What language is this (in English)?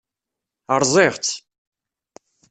Kabyle